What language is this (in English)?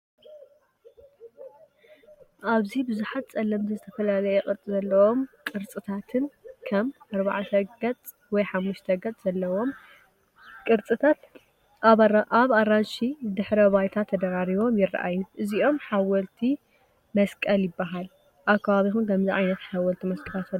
Tigrinya